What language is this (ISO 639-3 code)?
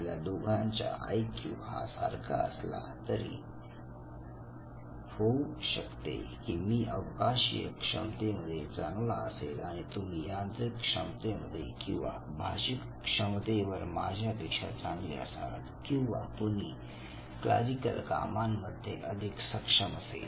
mar